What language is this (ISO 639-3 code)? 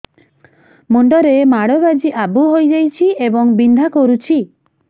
ori